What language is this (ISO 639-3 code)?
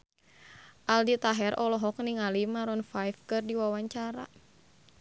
sun